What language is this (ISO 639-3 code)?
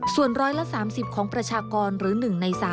tha